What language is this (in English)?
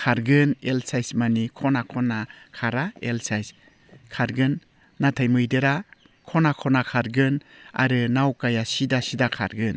Bodo